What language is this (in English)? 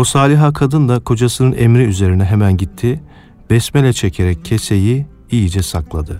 Turkish